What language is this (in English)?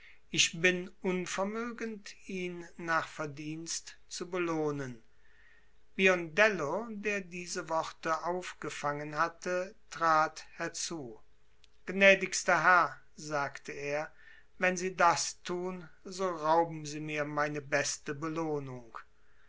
German